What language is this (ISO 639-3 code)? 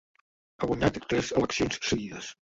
cat